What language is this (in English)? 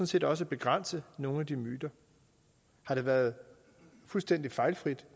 Danish